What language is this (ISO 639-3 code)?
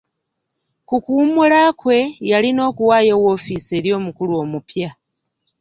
lug